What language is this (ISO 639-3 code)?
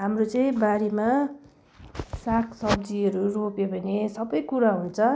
nep